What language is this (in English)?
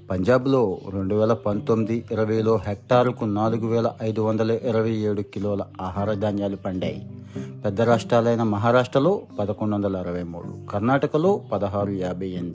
Telugu